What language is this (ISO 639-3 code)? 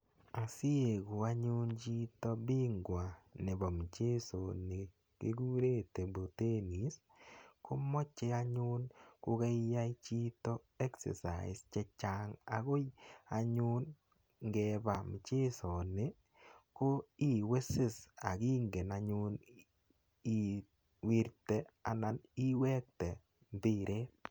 kln